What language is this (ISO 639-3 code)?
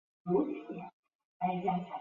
zho